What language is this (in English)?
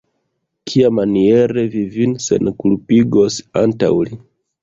Esperanto